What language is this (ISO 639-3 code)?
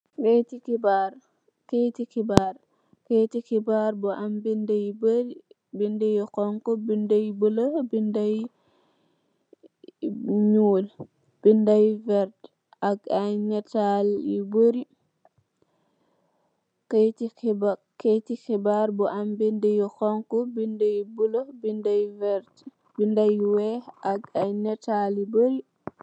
wol